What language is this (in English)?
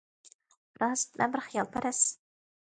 Uyghur